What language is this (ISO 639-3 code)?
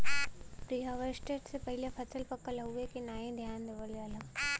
bho